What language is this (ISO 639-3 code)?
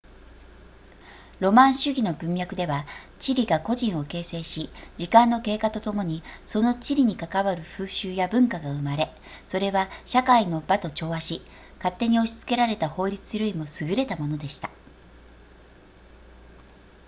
jpn